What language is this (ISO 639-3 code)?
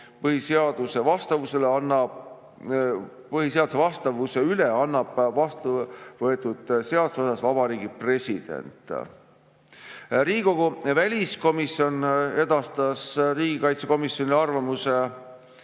est